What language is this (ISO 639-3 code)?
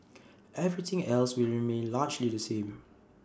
eng